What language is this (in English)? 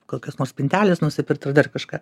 Lithuanian